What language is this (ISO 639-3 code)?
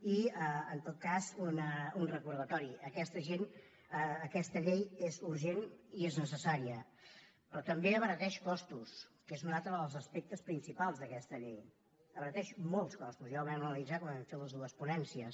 cat